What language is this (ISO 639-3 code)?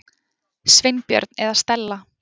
isl